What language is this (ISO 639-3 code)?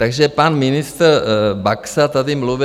ces